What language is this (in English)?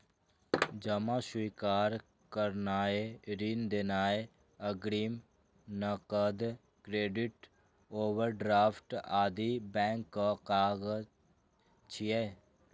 Maithili